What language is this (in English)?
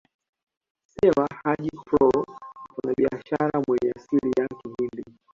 Swahili